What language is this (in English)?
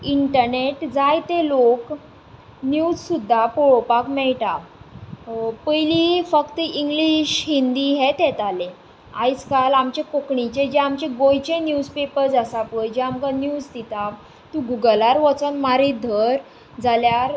Konkani